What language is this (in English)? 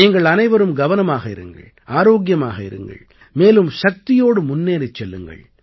Tamil